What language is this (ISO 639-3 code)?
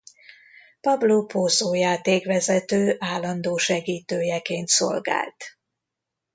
hun